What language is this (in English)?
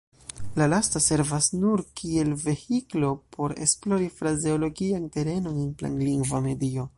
Esperanto